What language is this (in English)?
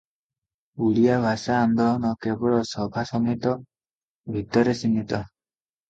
Odia